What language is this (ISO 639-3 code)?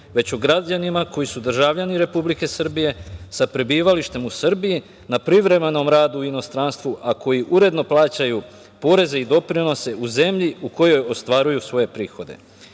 srp